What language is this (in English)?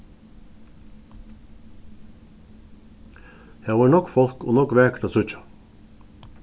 Faroese